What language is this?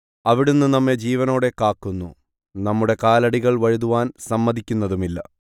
Malayalam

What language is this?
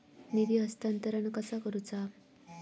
Marathi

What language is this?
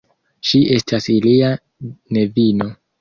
Esperanto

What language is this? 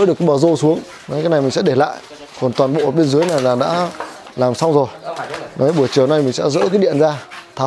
Vietnamese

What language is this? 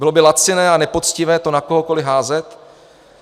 Czech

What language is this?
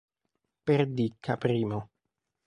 Italian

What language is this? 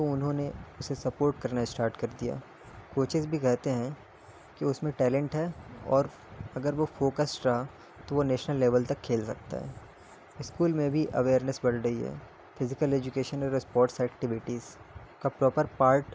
Urdu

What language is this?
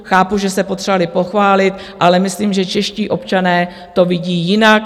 Czech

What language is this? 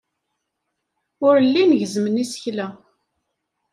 Kabyle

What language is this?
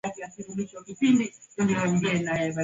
Swahili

